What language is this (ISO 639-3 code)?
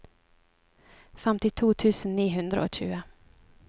nor